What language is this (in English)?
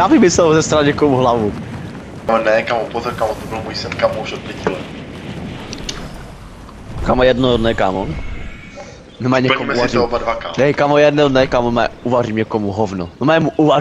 Czech